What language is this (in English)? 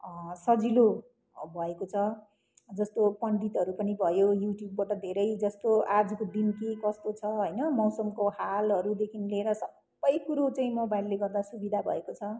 Nepali